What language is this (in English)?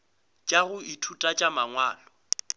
Northern Sotho